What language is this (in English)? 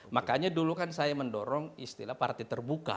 Indonesian